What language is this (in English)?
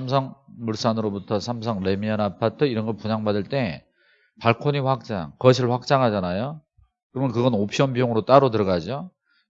Korean